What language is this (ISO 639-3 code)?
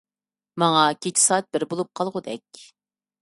uig